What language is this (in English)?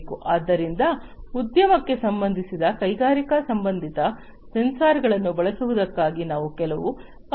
Kannada